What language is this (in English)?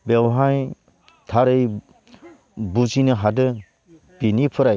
Bodo